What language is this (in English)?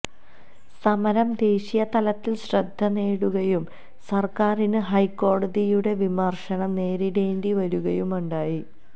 Malayalam